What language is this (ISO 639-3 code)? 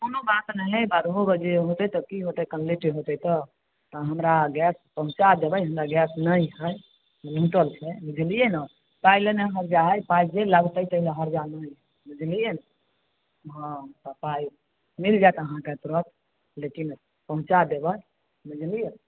mai